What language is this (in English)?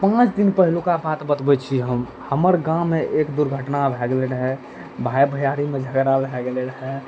Maithili